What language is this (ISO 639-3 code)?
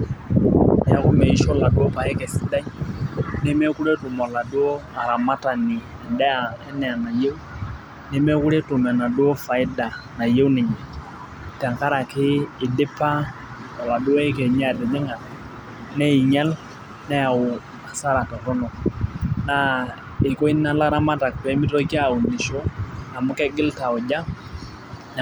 mas